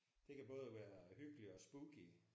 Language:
Danish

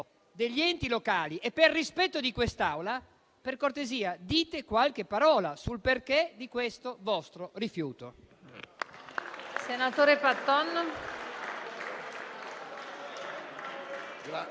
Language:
Italian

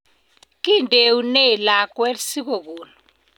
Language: Kalenjin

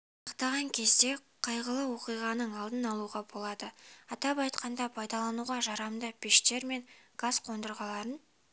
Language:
Kazakh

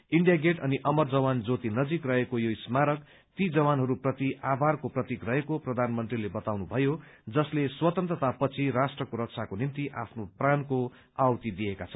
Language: Nepali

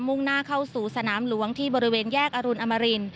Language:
Thai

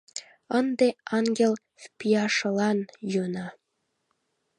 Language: Mari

